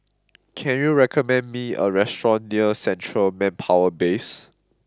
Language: English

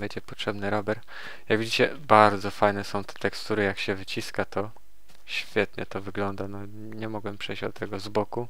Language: Polish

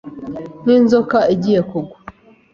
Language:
Kinyarwanda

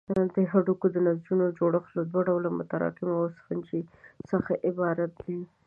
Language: Pashto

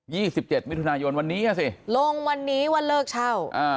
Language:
Thai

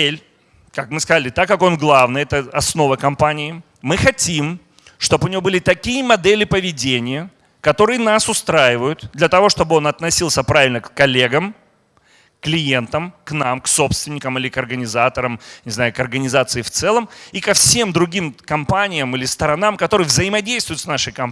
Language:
Russian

